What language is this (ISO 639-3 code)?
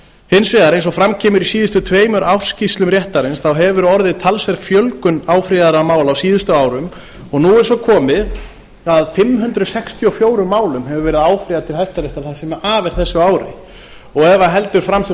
isl